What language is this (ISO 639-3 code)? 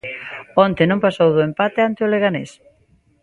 glg